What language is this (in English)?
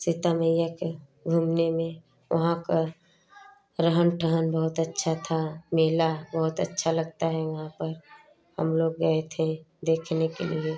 Hindi